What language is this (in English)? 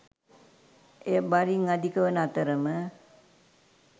Sinhala